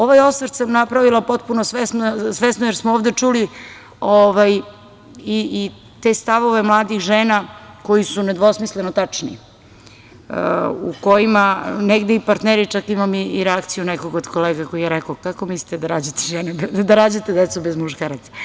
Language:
Serbian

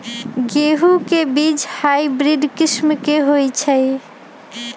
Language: Magahi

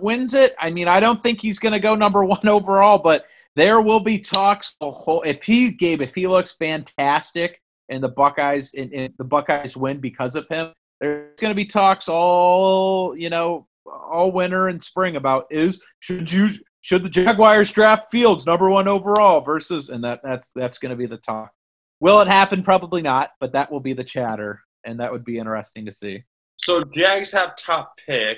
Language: English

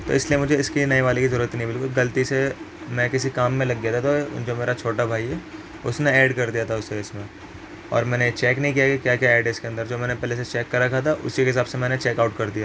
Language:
Urdu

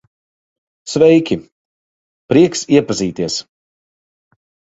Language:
Latvian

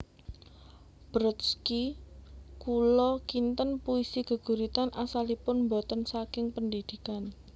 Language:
Javanese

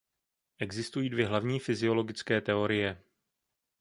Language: Czech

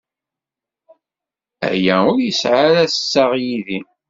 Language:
Kabyle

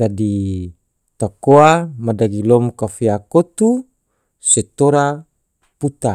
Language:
Tidore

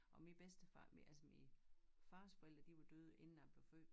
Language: Danish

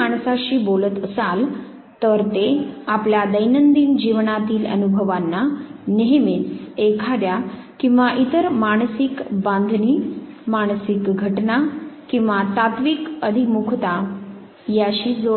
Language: Marathi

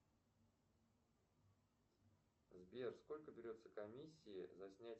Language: Russian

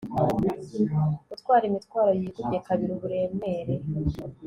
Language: Kinyarwanda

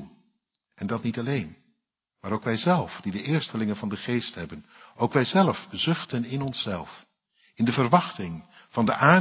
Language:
Dutch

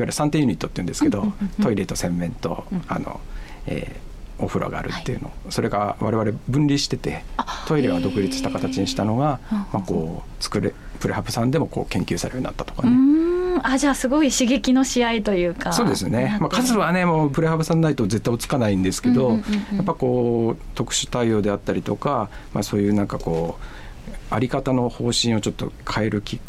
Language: Japanese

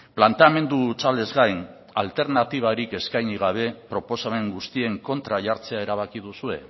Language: Basque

